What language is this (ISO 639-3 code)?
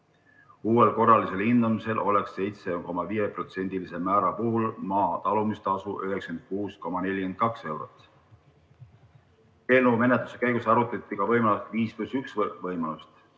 est